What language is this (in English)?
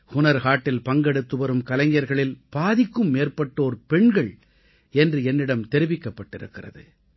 Tamil